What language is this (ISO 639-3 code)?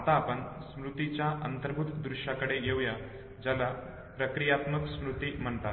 mar